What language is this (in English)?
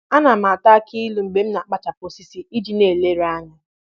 Igbo